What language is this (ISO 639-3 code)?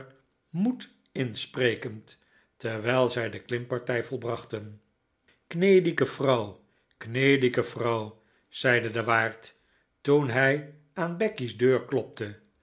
nld